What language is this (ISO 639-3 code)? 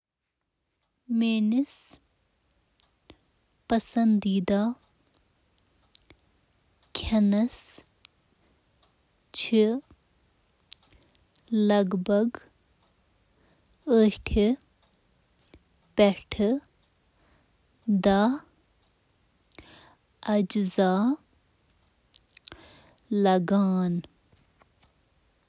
kas